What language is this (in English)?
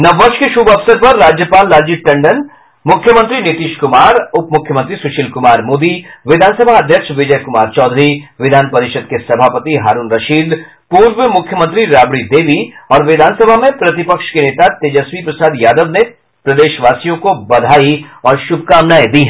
Hindi